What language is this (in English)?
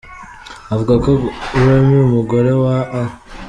Kinyarwanda